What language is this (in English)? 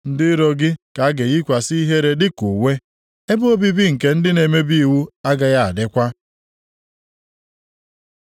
Igbo